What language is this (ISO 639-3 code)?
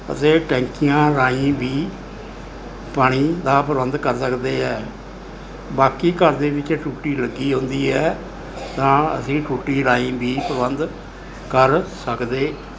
pan